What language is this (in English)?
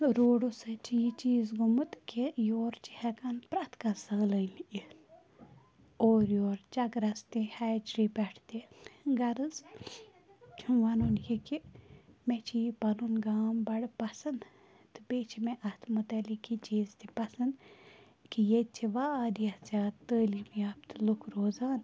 Kashmiri